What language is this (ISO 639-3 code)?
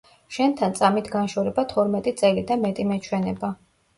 kat